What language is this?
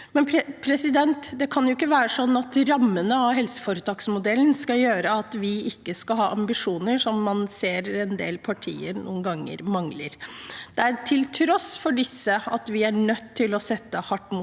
Norwegian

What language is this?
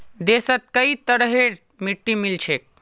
Magahi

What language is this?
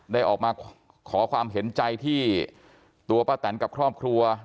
Thai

